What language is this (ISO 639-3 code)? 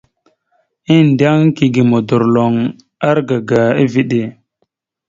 mxu